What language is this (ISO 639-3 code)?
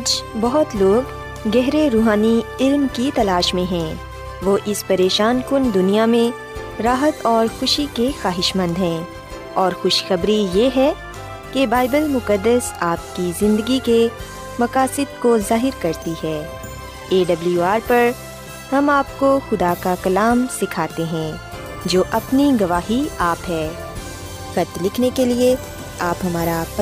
urd